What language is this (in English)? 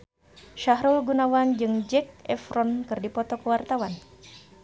Sundanese